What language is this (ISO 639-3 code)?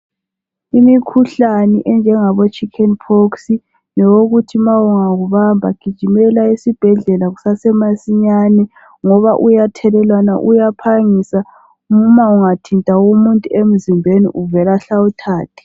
nde